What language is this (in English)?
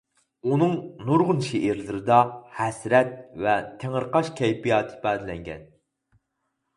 Uyghur